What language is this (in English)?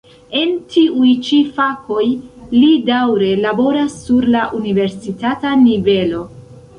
Esperanto